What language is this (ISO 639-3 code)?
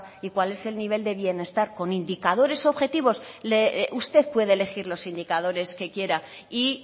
spa